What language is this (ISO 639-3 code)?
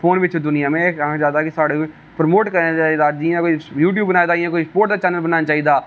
doi